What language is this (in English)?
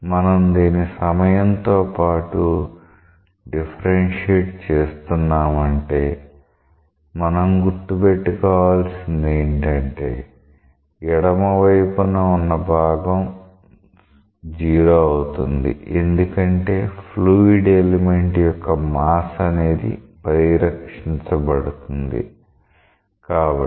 Telugu